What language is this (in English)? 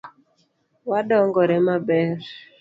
Luo (Kenya and Tanzania)